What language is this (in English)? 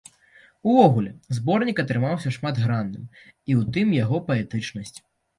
Belarusian